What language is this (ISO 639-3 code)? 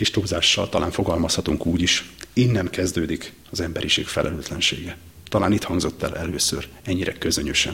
hun